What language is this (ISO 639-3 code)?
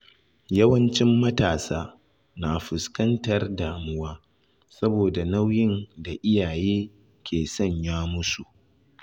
hau